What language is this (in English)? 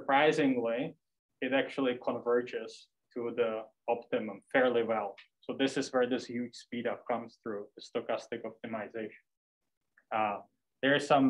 English